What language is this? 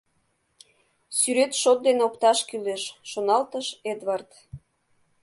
Mari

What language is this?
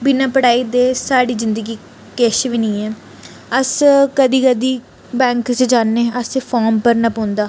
Dogri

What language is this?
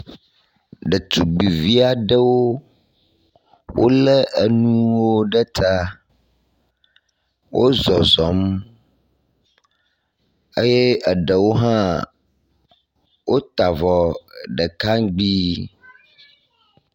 Ewe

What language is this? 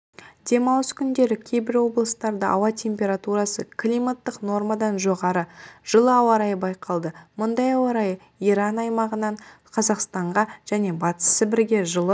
Kazakh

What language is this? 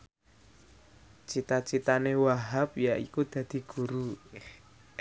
Javanese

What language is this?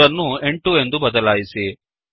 Kannada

